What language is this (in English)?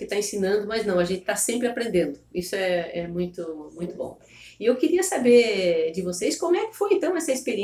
Portuguese